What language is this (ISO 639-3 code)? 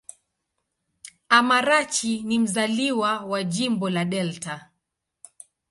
swa